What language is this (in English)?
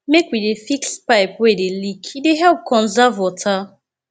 Nigerian Pidgin